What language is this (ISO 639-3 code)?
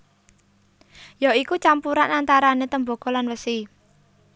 jav